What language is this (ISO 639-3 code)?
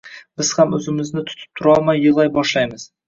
uzb